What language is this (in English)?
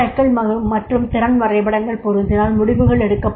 Tamil